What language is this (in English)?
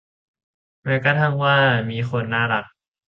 Thai